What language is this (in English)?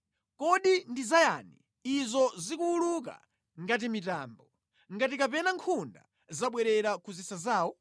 Nyanja